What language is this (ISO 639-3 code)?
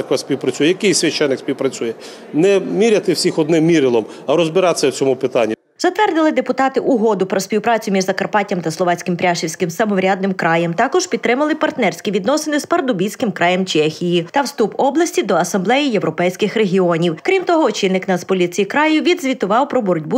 ukr